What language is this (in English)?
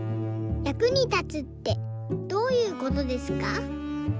Japanese